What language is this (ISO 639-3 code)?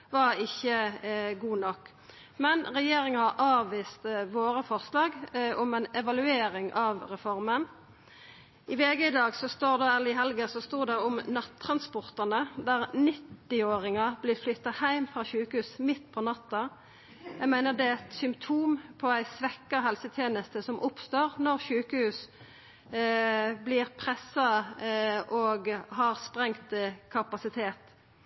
nno